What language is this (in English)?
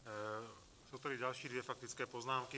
Czech